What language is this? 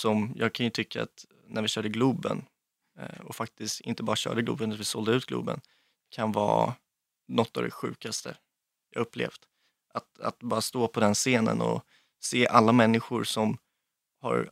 Swedish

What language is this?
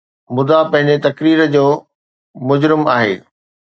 Sindhi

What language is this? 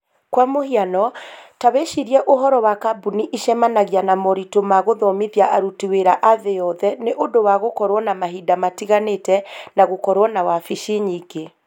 Kikuyu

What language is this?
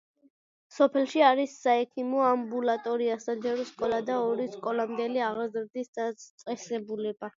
Georgian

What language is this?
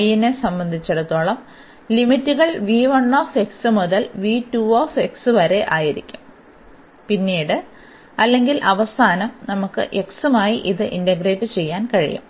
Malayalam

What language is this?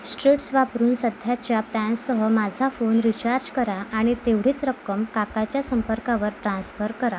Marathi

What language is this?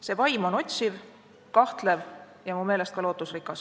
Estonian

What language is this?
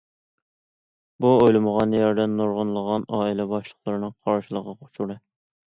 Uyghur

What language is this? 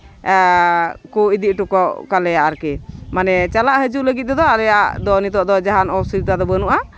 Santali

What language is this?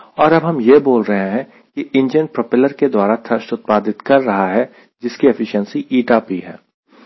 Hindi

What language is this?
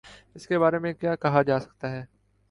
Urdu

